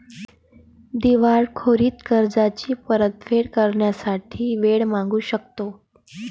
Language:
Marathi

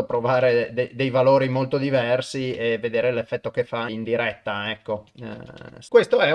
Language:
Italian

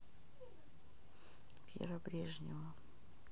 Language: Russian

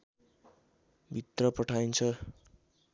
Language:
Nepali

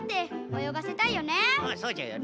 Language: Japanese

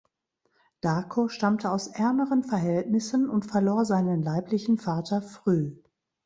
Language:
German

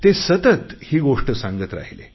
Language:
Marathi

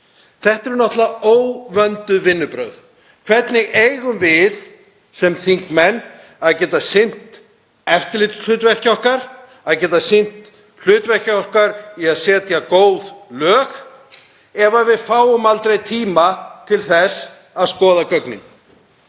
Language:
Icelandic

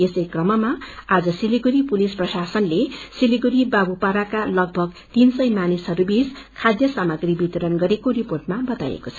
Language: Nepali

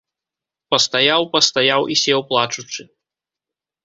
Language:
Belarusian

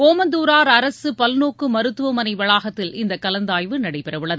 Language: Tamil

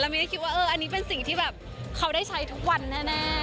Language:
Thai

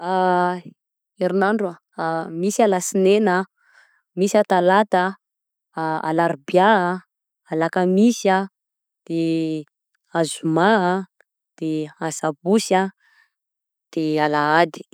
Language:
Southern Betsimisaraka Malagasy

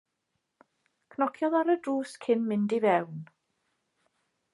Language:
Welsh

